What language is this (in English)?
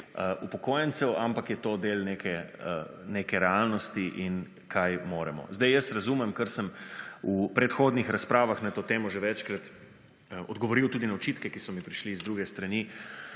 Slovenian